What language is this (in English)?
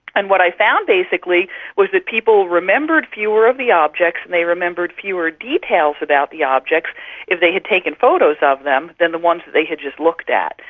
English